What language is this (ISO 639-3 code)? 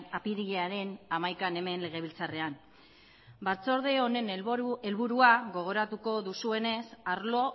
eus